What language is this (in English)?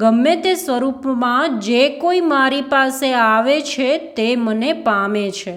Gujarati